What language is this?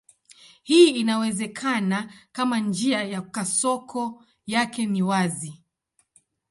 Swahili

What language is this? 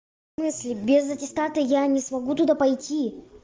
Russian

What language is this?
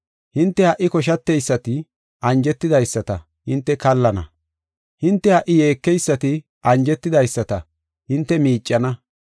Gofa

